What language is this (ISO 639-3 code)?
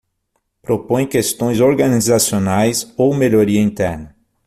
por